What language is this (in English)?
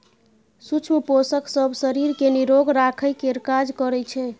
Maithili